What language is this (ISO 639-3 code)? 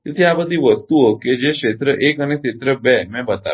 guj